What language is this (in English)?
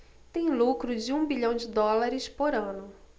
Portuguese